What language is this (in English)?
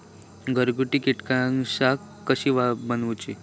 Marathi